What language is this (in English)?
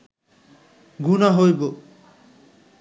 Bangla